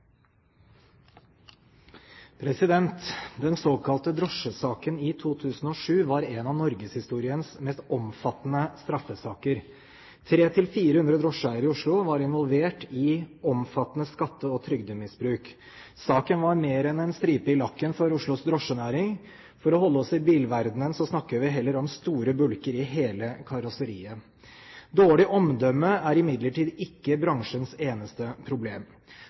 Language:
Norwegian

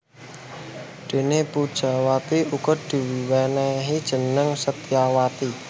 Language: Javanese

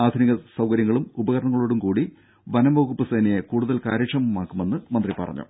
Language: Malayalam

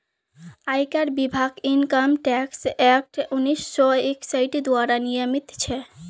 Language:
Magahi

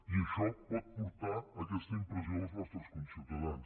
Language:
Catalan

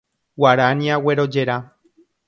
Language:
Guarani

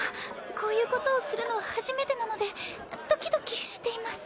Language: Japanese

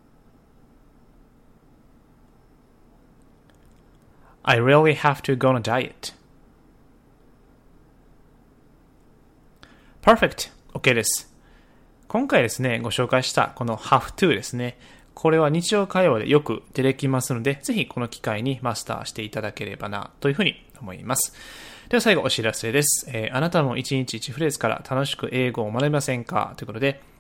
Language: Japanese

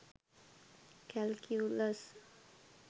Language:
Sinhala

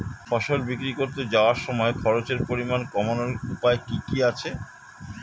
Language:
Bangla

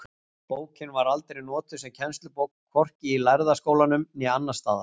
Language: Icelandic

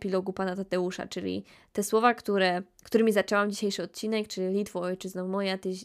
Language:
Polish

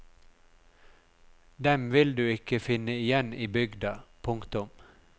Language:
Norwegian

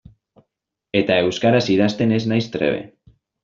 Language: Basque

